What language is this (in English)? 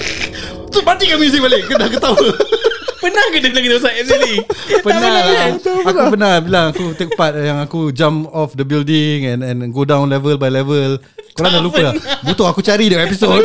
Malay